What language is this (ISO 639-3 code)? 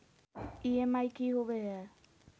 mag